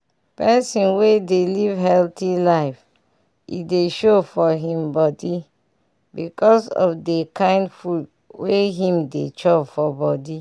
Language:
Nigerian Pidgin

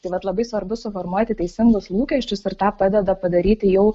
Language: Lithuanian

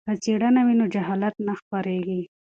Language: Pashto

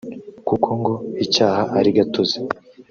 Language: Kinyarwanda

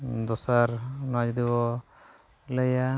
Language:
Santali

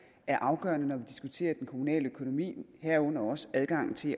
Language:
Danish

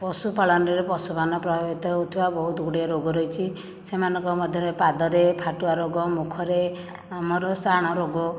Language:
Odia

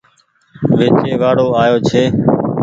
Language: Goaria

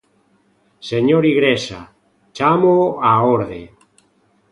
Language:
Galician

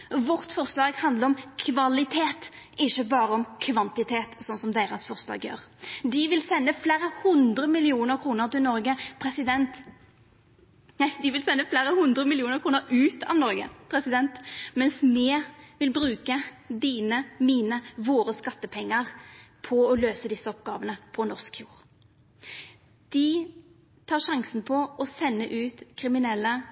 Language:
Norwegian Nynorsk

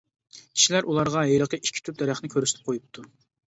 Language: Uyghur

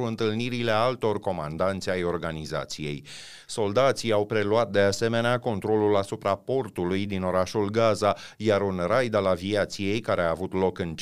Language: Romanian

